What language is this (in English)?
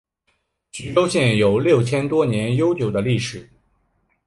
Chinese